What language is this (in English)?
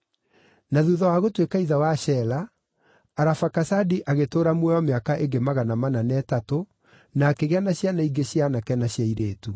Kikuyu